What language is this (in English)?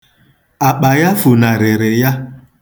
Igbo